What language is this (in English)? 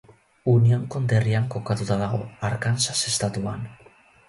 Basque